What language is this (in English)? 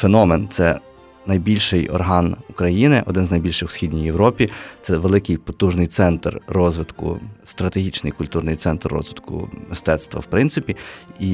Ukrainian